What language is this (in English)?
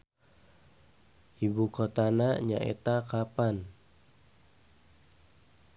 Sundanese